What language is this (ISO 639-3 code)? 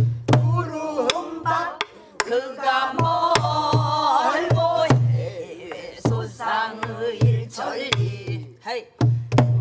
kor